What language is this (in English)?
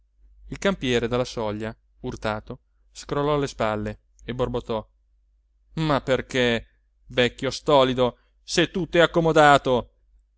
Italian